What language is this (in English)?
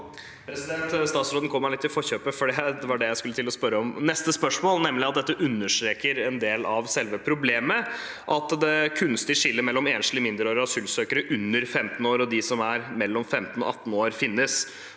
Norwegian